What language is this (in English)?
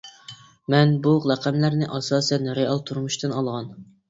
Uyghur